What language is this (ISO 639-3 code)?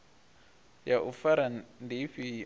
ven